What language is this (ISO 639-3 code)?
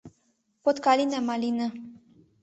chm